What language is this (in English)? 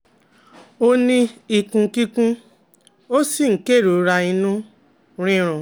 Yoruba